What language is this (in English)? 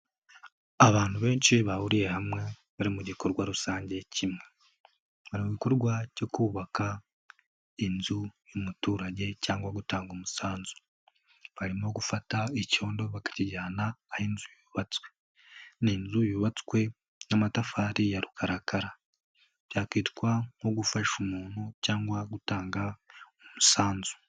Kinyarwanda